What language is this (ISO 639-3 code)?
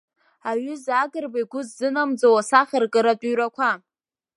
abk